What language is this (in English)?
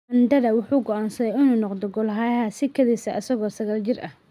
Somali